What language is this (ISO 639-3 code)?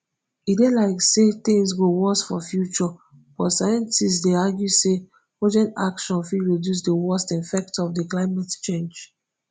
pcm